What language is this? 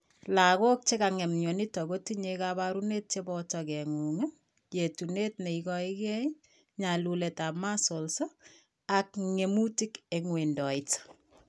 Kalenjin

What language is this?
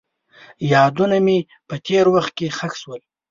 Pashto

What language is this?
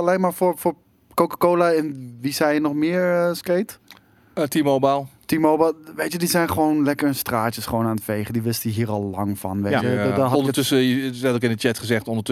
Dutch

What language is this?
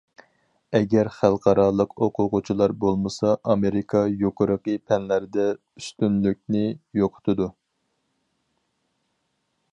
Uyghur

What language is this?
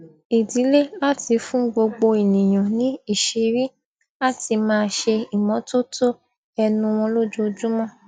Yoruba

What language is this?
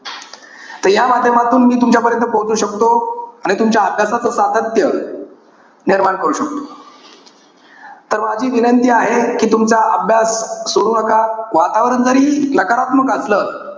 Marathi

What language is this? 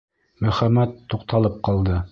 Bashkir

